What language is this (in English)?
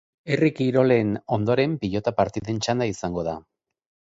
Basque